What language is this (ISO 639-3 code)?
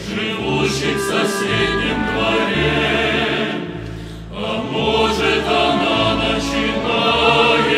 ron